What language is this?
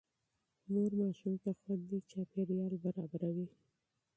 Pashto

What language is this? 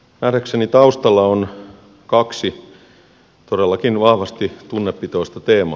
Finnish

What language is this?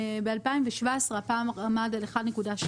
Hebrew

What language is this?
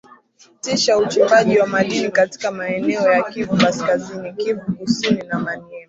Swahili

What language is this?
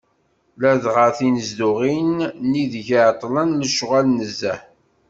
Kabyle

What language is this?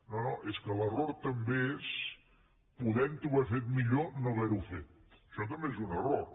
Catalan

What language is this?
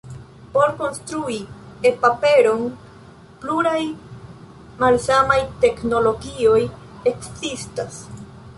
Esperanto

